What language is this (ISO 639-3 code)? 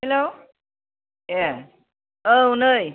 brx